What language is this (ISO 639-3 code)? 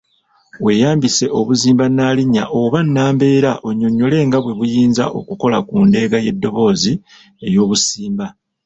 lug